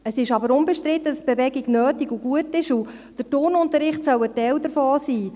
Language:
Swiss German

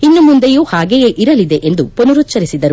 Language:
Kannada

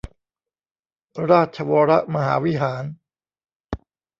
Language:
Thai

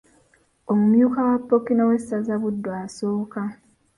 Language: Ganda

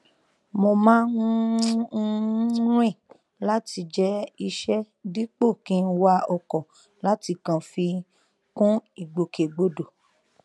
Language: Yoruba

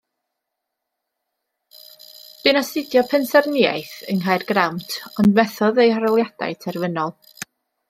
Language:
Welsh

